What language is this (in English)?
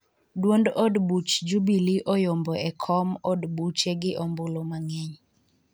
Luo (Kenya and Tanzania)